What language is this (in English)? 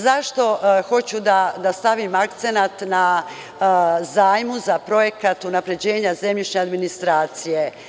Serbian